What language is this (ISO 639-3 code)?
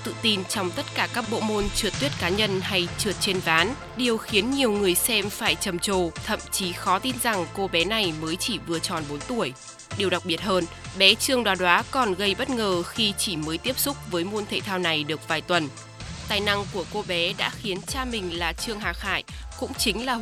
vie